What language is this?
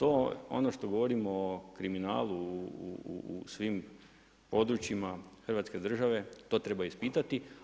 Croatian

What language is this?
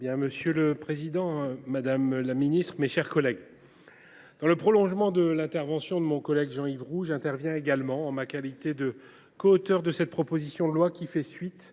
French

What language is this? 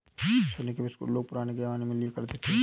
Hindi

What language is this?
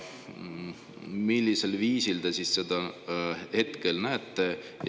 Estonian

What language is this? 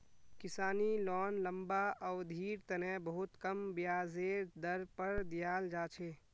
Magahi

